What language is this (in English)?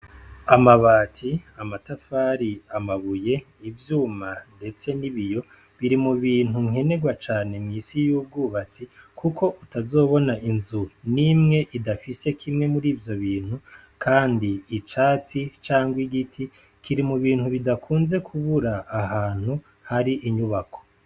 Rundi